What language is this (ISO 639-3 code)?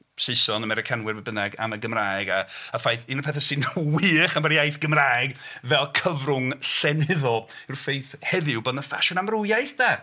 cym